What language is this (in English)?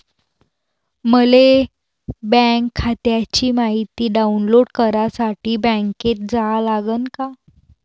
Marathi